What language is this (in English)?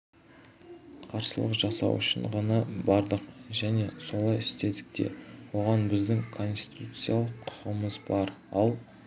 Kazakh